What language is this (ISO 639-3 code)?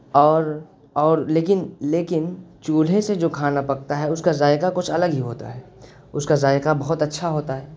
urd